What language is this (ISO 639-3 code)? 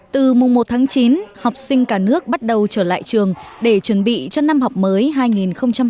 vie